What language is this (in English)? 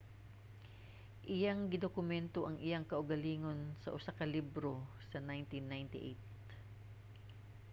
Cebuano